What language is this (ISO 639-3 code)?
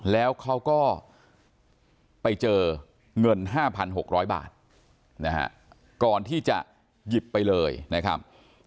tha